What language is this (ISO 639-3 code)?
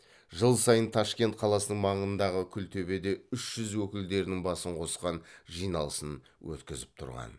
kaz